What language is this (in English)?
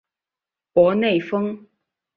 Chinese